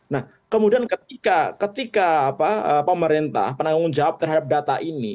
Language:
Indonesian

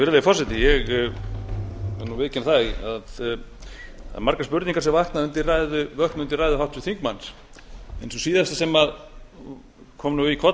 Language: Icelandic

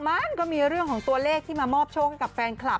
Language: Thai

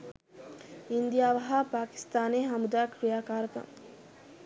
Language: Sinhala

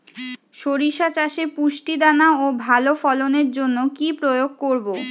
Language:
Bangla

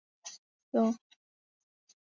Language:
Chinese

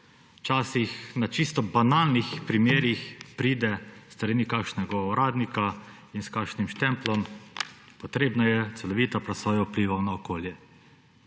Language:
Slovenian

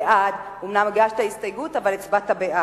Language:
Hebrew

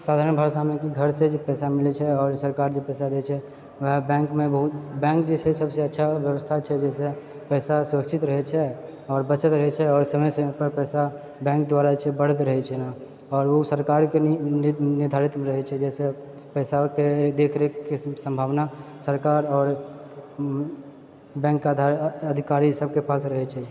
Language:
Maithili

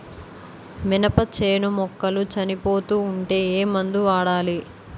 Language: Telugu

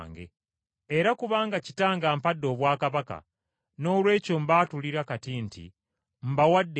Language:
Ganda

